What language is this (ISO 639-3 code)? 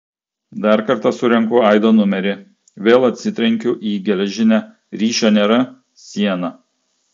lit